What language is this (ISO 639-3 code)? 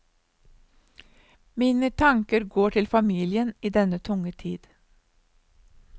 nor